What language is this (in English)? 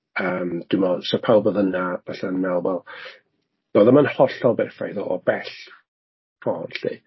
Welsh